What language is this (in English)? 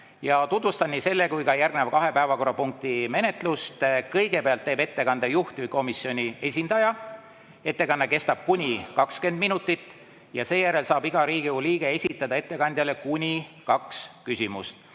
Estonian